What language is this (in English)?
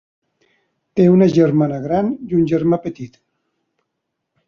Catalan